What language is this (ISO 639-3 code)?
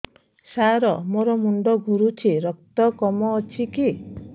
ori